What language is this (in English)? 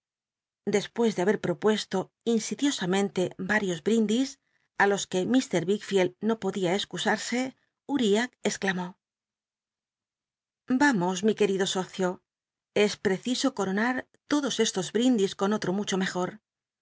Spanish